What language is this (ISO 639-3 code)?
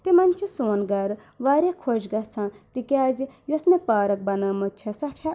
kas